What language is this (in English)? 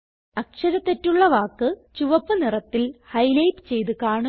Malayalam